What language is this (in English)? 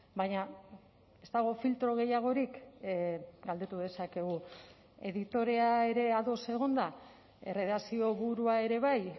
Basque